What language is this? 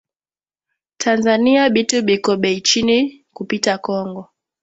Swahili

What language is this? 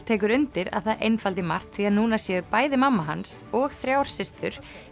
Icelandic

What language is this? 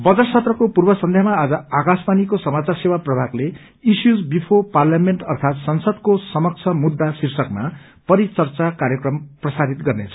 Nepali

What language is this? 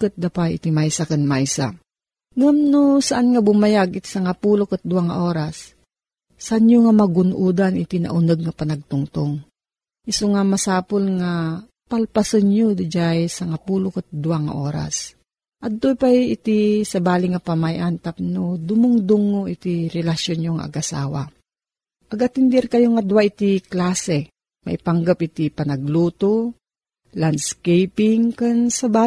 Filipino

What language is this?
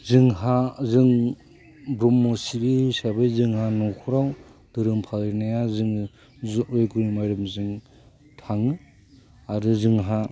Bodo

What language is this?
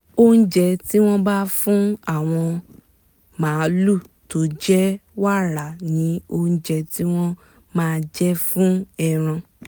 Yoruba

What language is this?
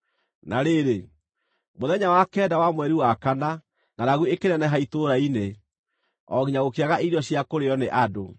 Kikuyu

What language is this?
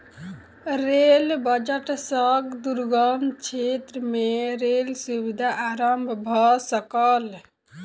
Maithili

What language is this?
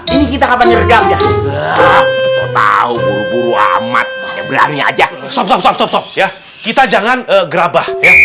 Indonesian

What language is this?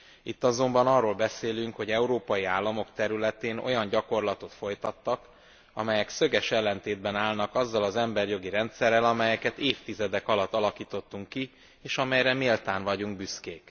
Hungarian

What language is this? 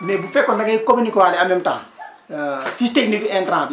Wolof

